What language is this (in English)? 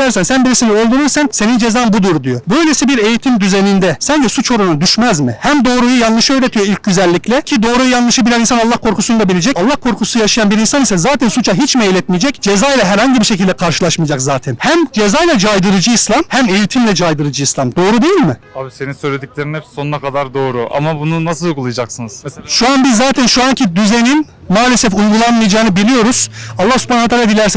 Turkish